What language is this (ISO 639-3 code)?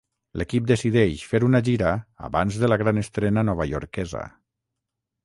cat